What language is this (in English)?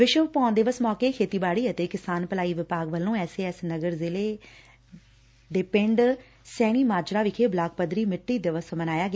Punjabi